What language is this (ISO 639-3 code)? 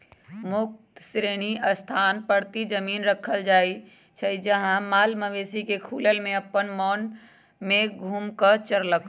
mag